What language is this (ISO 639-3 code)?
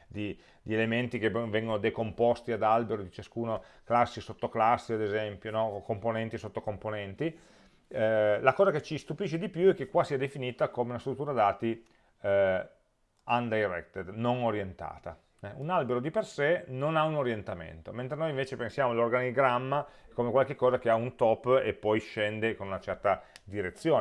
ita